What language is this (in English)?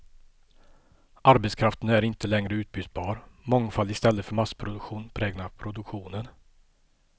Swedish